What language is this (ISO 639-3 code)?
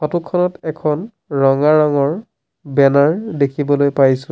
asm